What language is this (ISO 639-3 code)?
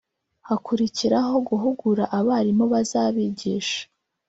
kin